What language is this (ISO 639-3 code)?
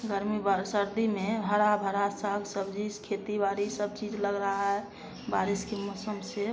hin